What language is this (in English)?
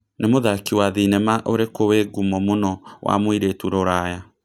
Kikuyu